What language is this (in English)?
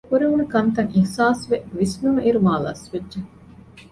Divehi